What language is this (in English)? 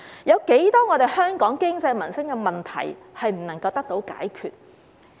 Cantonese